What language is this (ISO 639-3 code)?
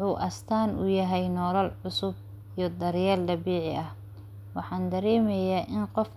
som